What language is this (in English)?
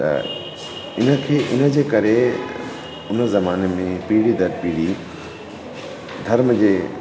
Sindhi